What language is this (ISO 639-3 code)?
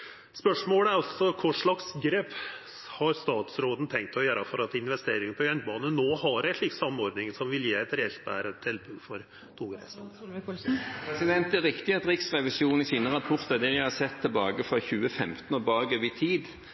nor